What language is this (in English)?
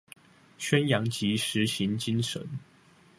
Chinese